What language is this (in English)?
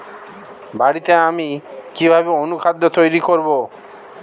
Bangla